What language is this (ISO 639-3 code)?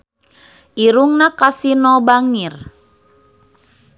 sun